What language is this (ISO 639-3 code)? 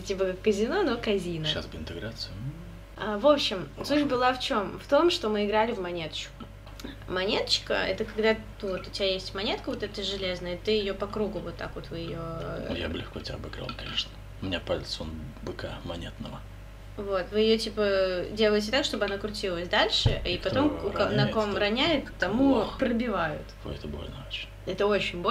rus